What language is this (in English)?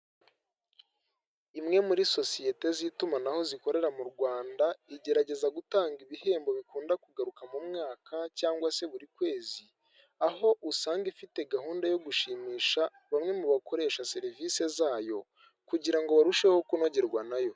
Kinyarwanda